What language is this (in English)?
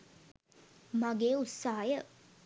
Sinhala